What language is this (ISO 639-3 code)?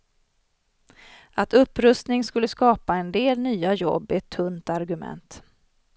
swe